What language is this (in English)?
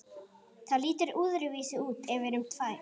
Icelandic